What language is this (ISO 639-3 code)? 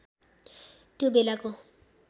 nep